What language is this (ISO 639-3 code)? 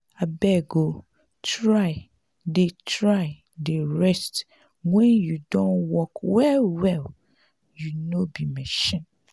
pcm